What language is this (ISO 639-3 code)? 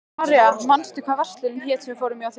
isl